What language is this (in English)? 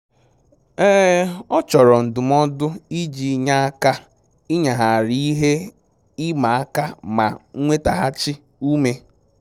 Igbo